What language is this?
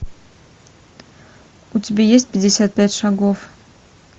Russian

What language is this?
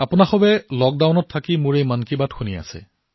Assamese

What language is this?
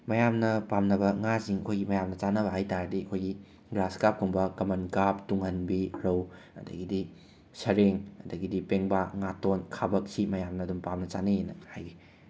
Manipuri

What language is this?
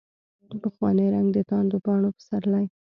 Pashto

